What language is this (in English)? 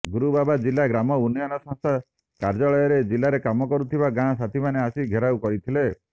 Odia